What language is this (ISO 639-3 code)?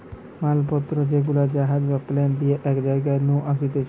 ben